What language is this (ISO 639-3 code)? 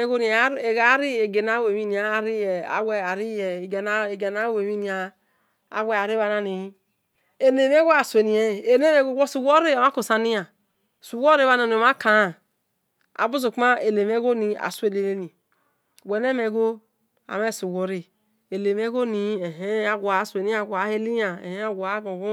ish